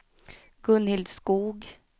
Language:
Swedish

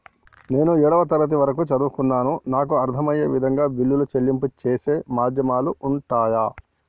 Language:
Telugu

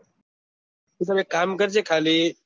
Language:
Gujarati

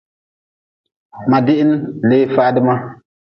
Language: Nawdm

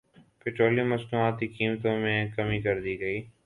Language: Urdu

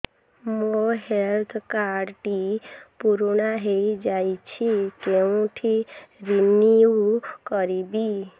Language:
Odia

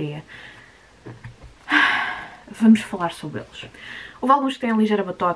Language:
Portuguese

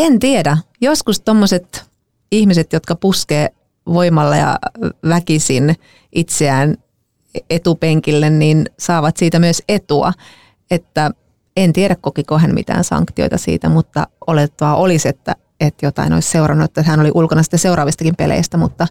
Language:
Finnish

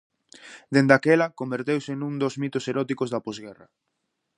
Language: Galician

